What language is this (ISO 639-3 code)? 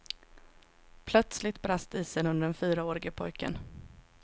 swe